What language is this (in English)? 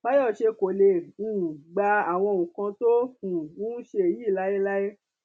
Yoruba